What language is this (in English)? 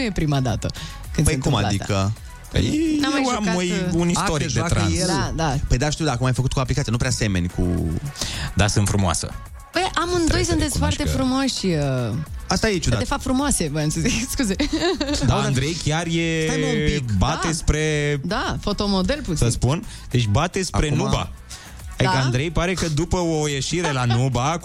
Romanian